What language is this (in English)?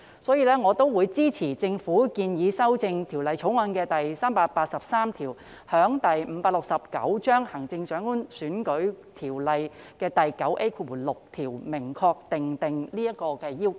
Cantonese